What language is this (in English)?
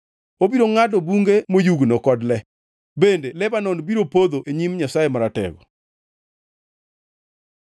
Luo (Kenya and Tanzania)